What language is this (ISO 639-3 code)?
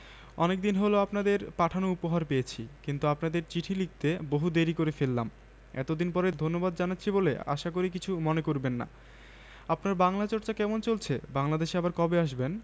ben